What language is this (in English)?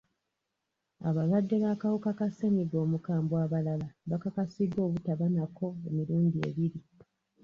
Ganda